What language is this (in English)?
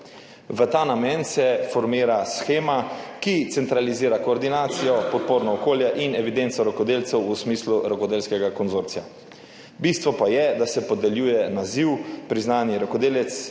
Slovenian